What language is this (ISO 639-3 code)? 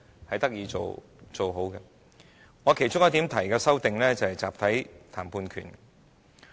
yue